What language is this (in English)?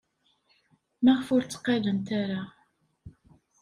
Kabyle